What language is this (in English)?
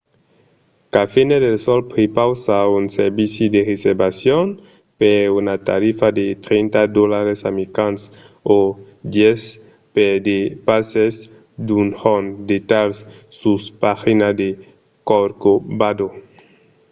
Occitan